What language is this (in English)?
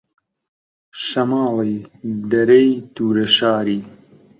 Central Kurdish